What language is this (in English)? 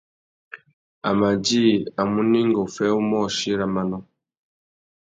Tuki